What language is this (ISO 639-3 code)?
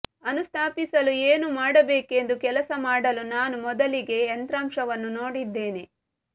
kan